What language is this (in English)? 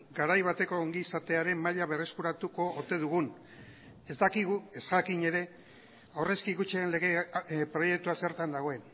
Basque